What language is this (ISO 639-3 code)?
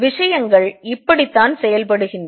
tam